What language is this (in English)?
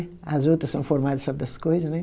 Portuguese